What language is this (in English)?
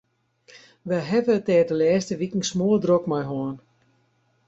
Western Frisian